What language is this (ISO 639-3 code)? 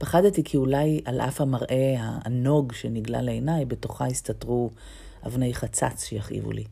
heb